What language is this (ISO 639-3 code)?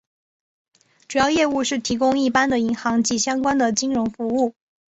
zho